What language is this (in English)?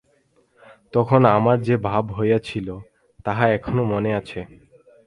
Bangla